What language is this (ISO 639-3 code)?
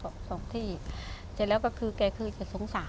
tha